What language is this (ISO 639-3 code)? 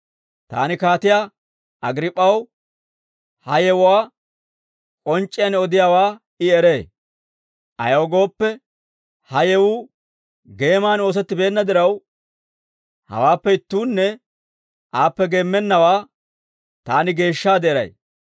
dwr